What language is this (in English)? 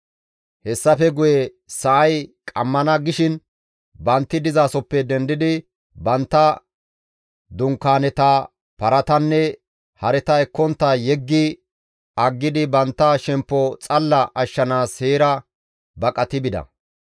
Gamo